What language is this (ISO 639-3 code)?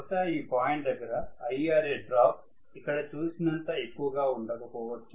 tel